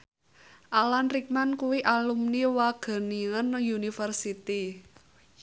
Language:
Javanese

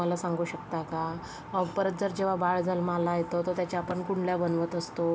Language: Marathi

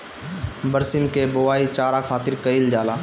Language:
Bhojpuri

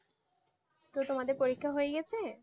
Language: Bangla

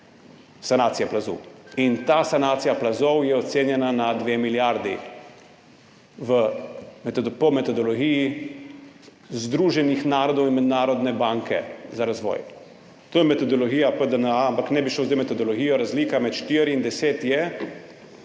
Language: Slovenian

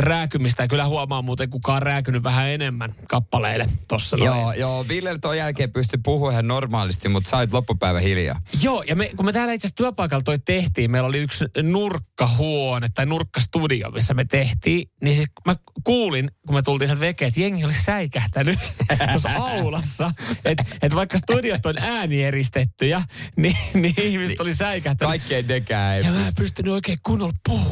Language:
Finnish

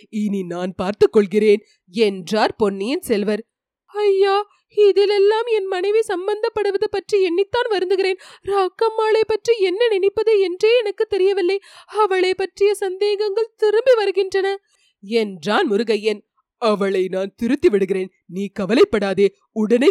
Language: Tamil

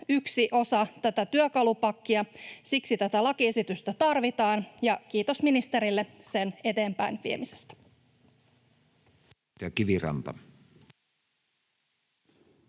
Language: Finnish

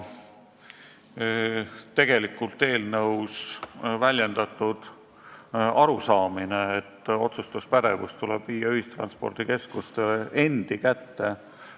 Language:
Estonian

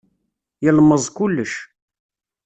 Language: Kabyle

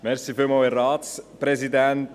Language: Swiss German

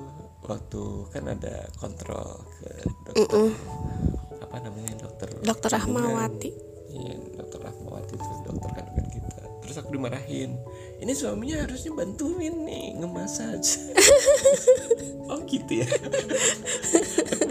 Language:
Indonesian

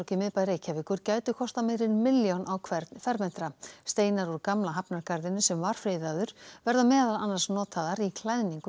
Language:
Icelandic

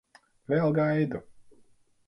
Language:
Latvian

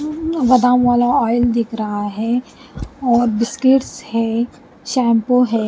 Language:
Hindi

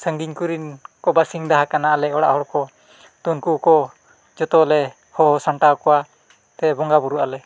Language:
Santali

